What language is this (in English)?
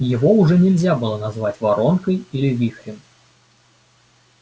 Russian